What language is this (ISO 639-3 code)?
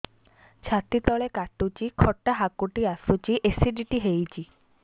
ori